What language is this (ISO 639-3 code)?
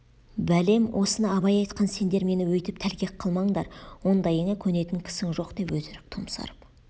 kaz